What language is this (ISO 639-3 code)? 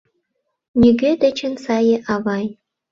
chm